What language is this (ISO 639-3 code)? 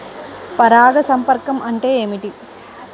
tel